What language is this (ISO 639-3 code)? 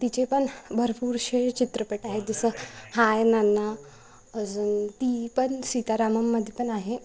mar